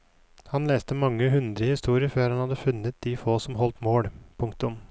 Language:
Norwegian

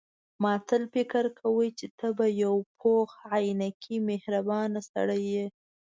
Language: Pashto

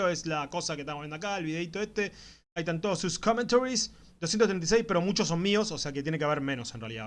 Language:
Spanish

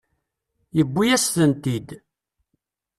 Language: Kabyle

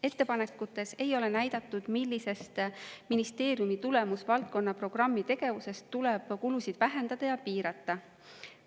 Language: Estonian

